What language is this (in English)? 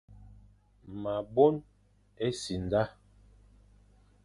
Fang